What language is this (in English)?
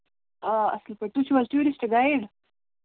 Kashmiri